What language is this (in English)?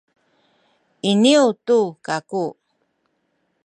Sakizaya